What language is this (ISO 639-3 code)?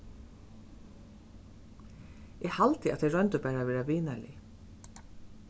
fao